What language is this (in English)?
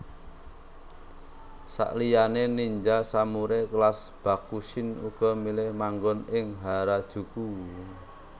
Javanese